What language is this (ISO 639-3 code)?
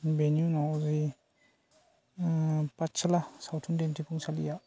brx